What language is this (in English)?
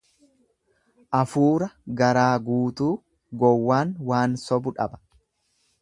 Oromo